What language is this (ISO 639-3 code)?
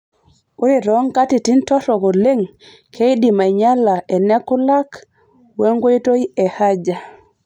mas